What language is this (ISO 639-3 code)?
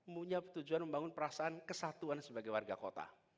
ind